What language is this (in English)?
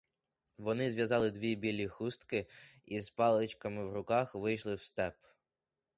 Ukrainian